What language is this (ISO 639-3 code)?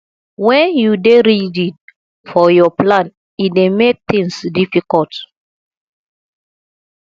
pcm